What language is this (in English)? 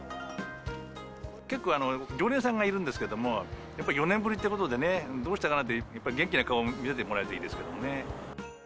Japanese